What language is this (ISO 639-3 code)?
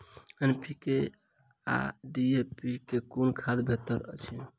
mai